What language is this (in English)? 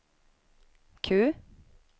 Swedish